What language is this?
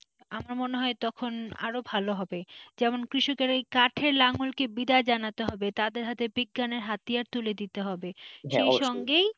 Bangla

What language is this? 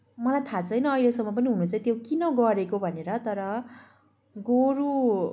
Nepali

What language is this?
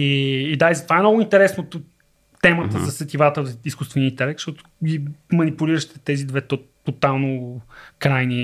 Bulgarian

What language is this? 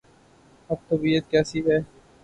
Urdu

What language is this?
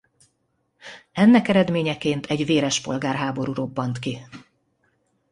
Hungarian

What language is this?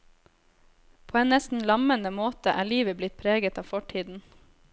Norwegian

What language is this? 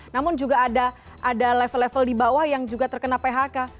Indonesian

